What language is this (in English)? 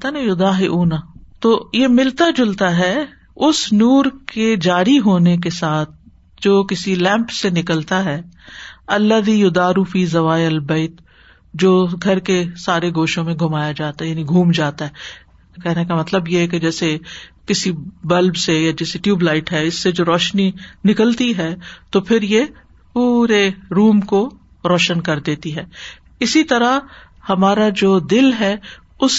Urdu